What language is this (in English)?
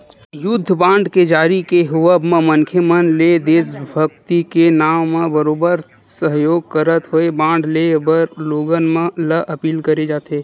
Chhattisgarhi